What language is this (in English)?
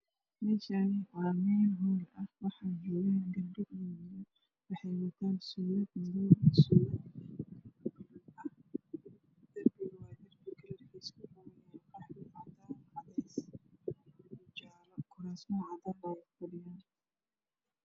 Somali